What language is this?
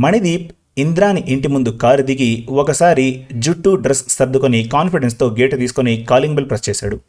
Telugu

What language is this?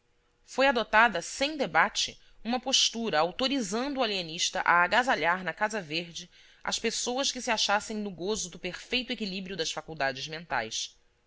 Portuguese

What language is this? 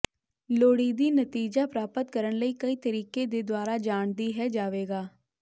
Punjabi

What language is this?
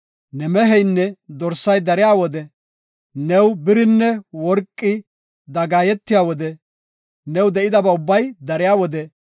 Gofa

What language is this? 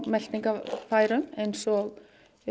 Icelandic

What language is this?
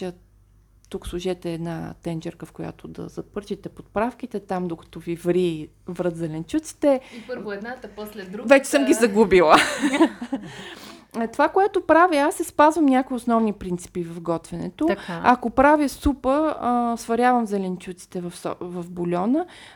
Bulgarian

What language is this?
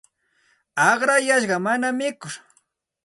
Santa Ana de Tusi Pasco Quechua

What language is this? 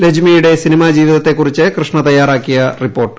Malayalam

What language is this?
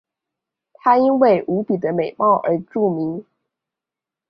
Chinese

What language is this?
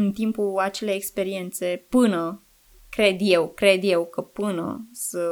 Romanian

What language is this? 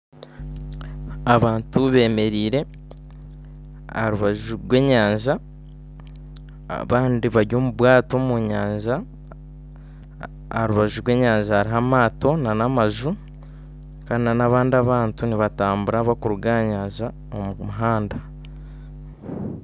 Nyankole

